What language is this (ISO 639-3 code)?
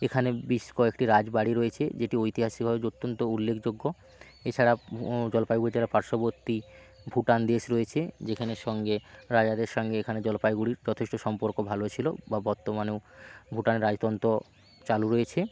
ben